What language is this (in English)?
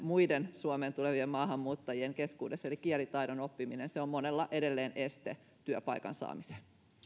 Finnish